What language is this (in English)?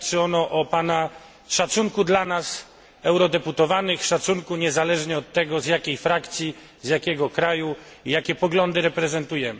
Polish